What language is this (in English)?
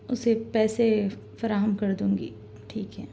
Urdu